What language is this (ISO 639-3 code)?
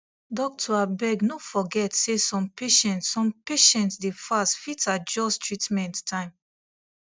pcm